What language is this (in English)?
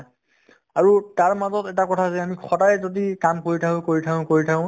Assamese